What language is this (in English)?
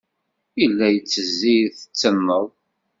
Kabyle